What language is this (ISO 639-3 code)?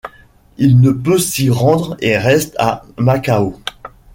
fra